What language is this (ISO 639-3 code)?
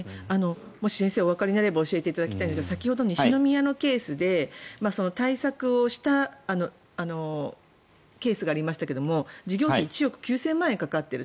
jpn